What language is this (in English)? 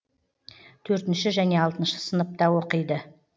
Kazakh